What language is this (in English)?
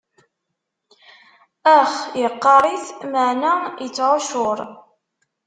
Kabyle